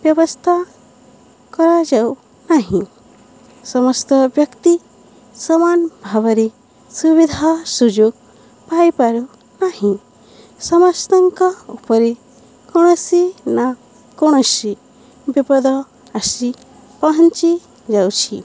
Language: Odia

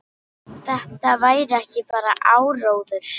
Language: Icelandic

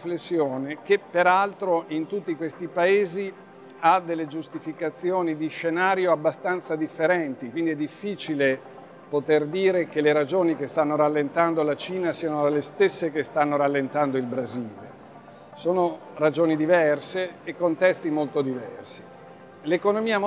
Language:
Italian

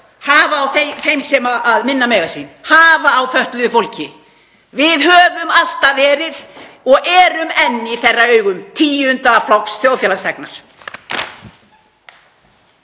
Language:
Icelandic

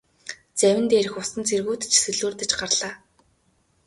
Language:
Mongolian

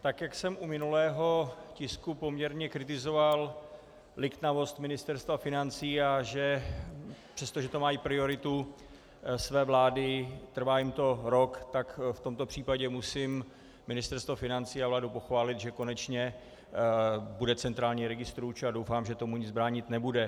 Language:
Czech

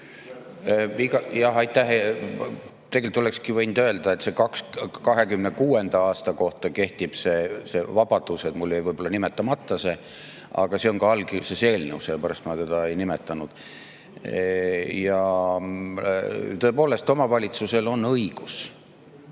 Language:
Estonian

